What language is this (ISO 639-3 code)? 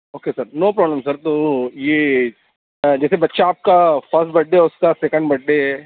urd